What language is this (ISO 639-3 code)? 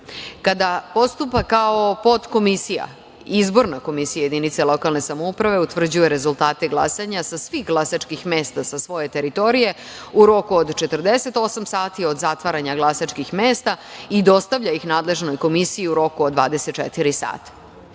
srp